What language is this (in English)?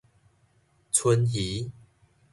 Min Nan Chinese